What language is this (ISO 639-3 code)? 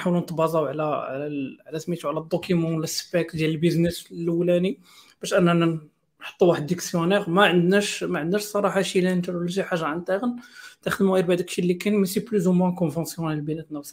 ara